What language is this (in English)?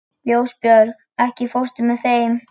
Icelandic